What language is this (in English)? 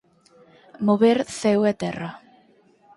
Galician